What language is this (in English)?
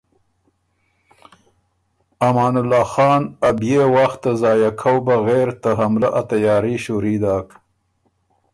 Ormuri